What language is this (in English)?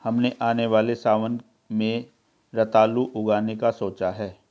Hindi